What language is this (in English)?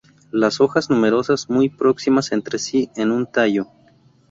Spanish